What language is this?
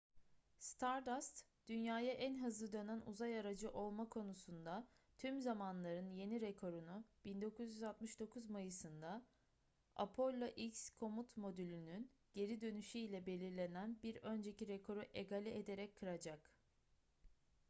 Turkish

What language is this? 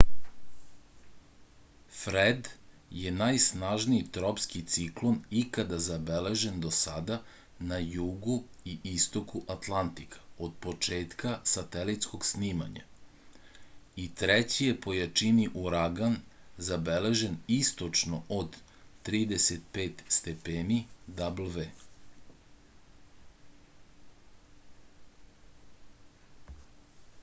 Serbian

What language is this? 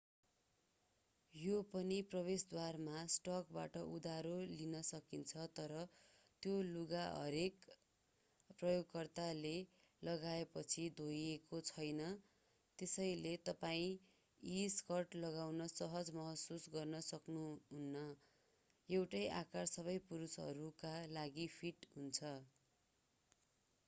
Nepali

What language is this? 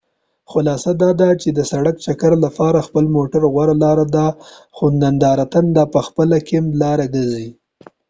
Pashto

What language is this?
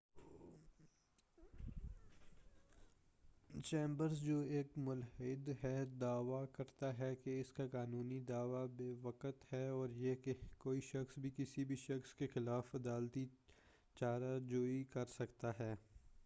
Urdu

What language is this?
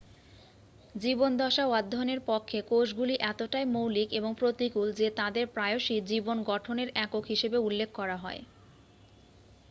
Bangla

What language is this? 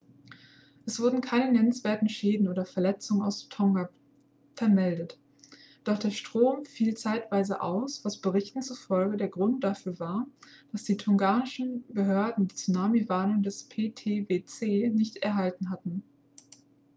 German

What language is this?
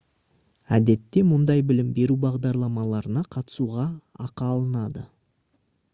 Kazakh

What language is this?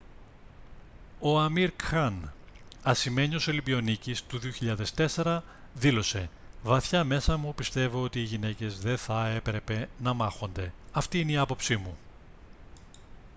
Greek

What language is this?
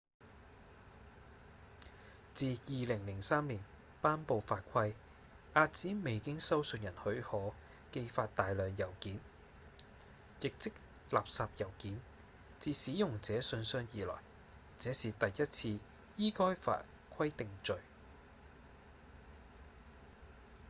Cantonese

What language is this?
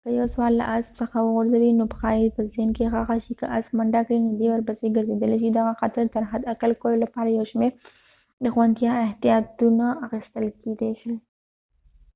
Pashto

